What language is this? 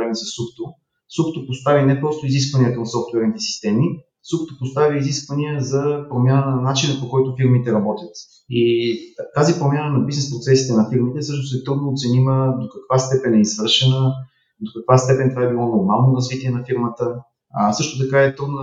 Bulgarian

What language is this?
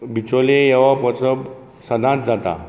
Konkani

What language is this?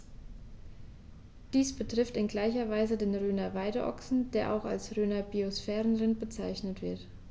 German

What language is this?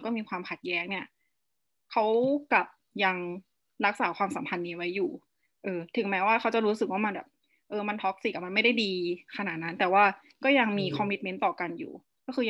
Thai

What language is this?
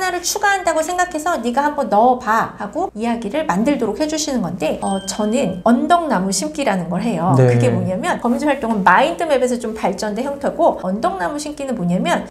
Korean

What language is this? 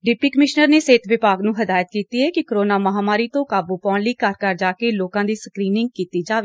Punjabi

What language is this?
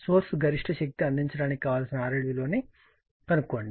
Telugu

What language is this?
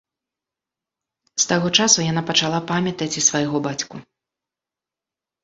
Belarusian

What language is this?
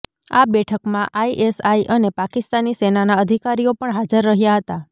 Gujarati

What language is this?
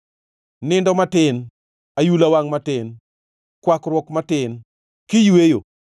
Luo (Kenya and Tanzania)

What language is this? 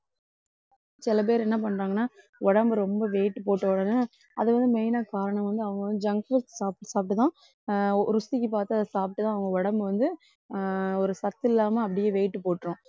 Tamil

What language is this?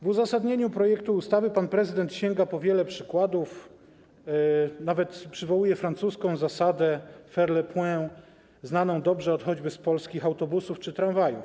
Polish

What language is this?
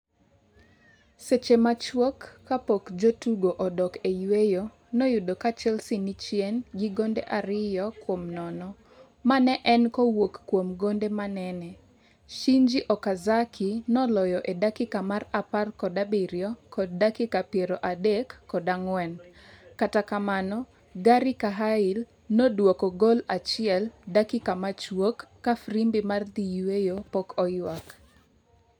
Luo (Kenya and Tanzania)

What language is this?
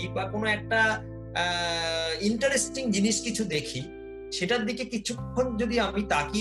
Bangla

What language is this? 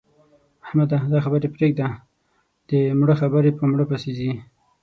Pashto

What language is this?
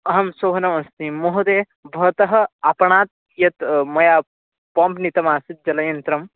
Sanskrit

